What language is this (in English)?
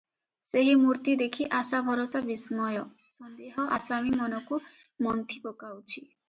Odia